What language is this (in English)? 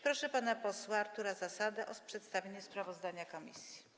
Polish